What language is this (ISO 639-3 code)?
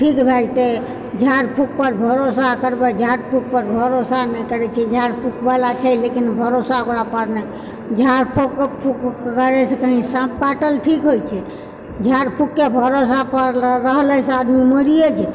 mai